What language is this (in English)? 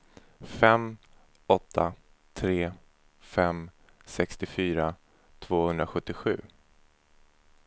Swedish